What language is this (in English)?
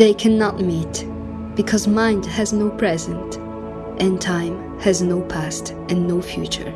English